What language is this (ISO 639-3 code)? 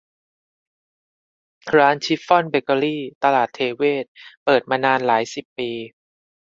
tha